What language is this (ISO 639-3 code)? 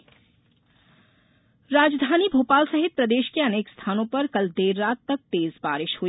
hin